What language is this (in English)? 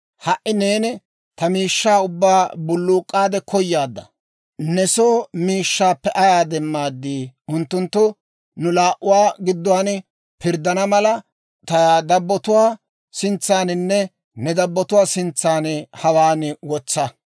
Dawro